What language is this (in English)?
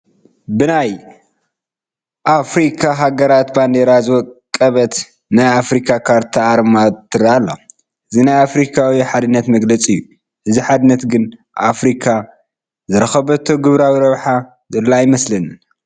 Tigrinya